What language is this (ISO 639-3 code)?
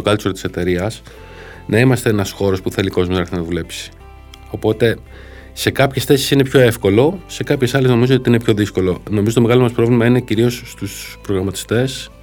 ell